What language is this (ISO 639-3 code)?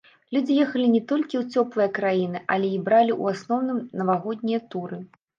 bel